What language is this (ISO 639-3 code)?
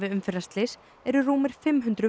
isl